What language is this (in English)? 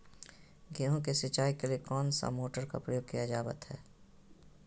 Magahi